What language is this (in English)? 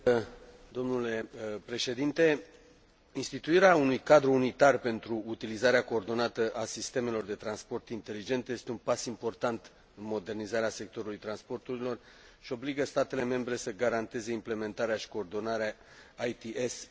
Romanian